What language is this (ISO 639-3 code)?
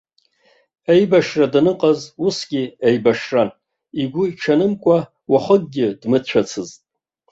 abk